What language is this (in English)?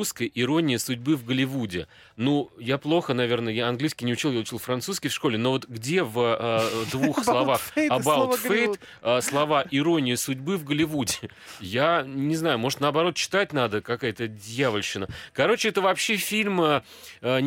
Russian